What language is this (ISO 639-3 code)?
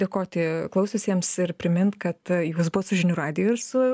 lit